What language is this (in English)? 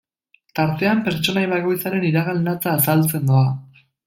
Basque